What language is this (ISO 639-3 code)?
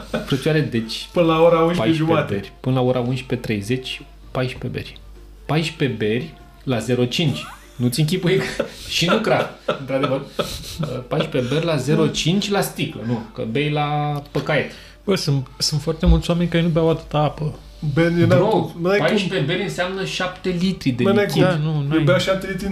ron